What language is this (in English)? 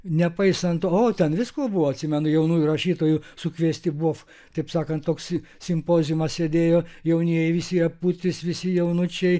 Lithuanian